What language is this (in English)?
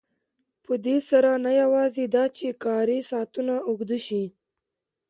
Pashto